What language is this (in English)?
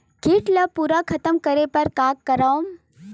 Chhattisgarhi